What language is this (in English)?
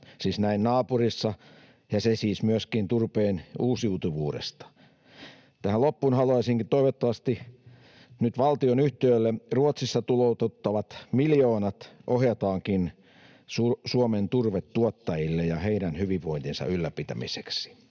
Finnish